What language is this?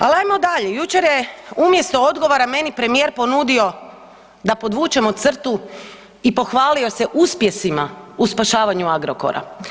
Croatian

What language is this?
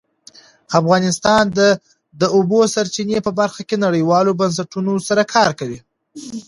Pashto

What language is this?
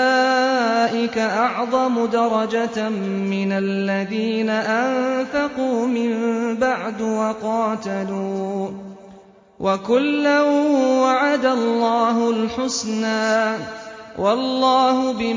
Arabic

